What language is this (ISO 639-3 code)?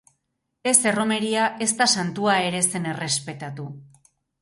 eus